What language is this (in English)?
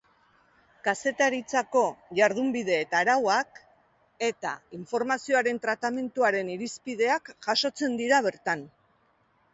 Basque